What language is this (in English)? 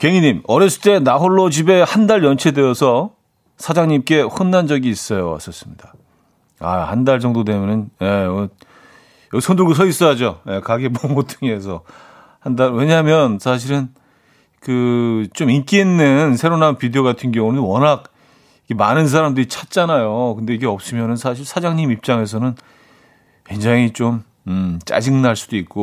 Korean